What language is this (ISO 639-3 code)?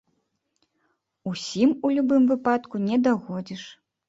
bel